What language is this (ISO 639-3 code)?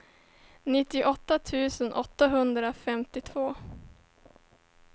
swe